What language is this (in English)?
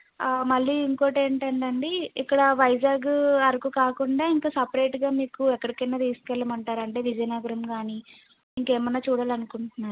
Telugu